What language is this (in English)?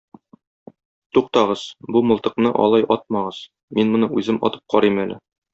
Tatar